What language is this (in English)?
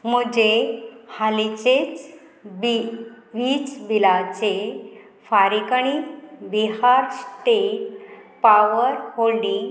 Konkani